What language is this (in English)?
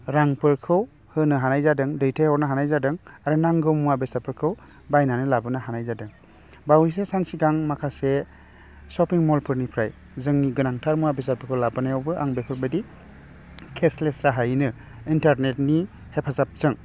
Bodo